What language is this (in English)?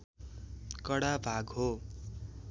Nepali